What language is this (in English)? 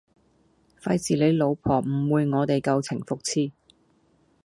Cantonese